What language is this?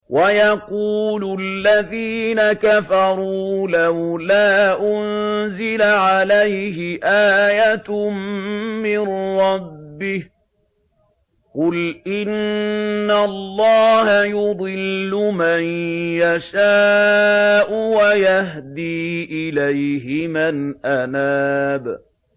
Arabic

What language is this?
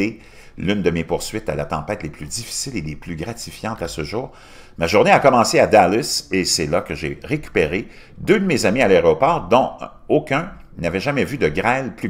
French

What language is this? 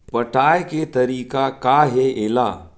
Chhattisgarhi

